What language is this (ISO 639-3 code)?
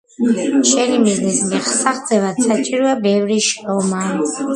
kat